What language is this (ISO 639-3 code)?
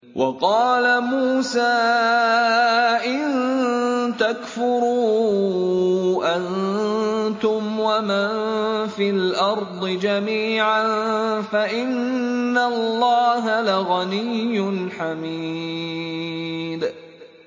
ara